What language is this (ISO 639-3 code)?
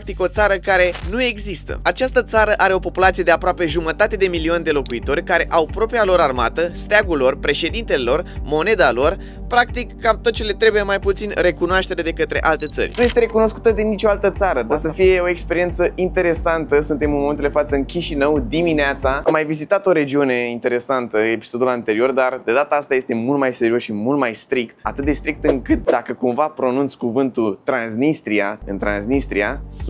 ron